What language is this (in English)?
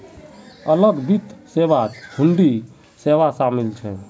Magahi